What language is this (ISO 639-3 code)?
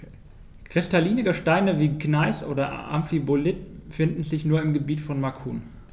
deu